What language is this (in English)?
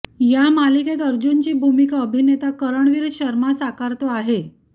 Marathi